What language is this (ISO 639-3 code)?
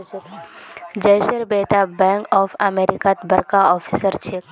mag